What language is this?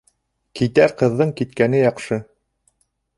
Bashkir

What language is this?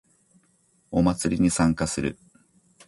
Japanese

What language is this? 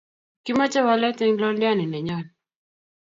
Kalenjin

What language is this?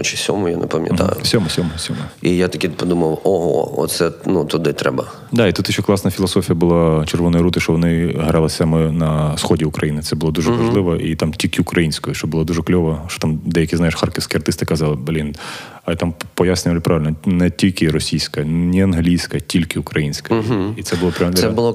Ukrainian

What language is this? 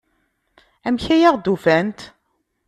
Kabyle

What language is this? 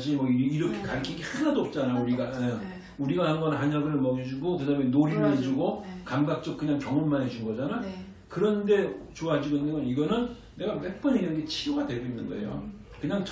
Korean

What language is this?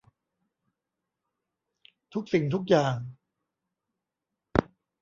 Thai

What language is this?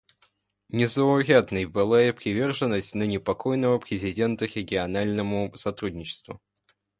Russian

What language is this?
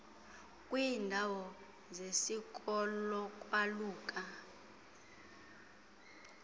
Xhosa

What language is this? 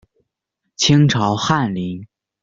Chinese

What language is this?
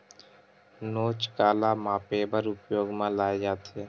Chhattisgarhi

